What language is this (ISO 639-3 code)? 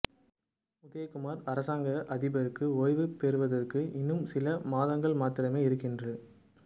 tam